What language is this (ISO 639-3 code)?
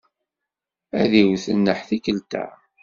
kab